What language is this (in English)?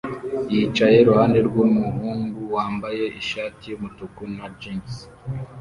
Kinyarwanda